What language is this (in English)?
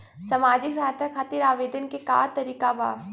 Bhojpuri